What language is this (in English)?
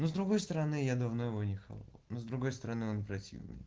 Russian